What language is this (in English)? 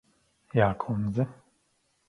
Latvian